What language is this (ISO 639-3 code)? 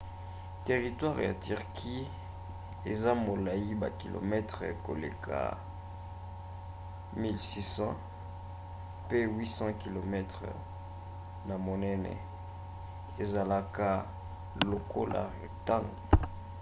lin